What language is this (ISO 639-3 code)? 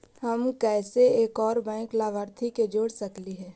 mag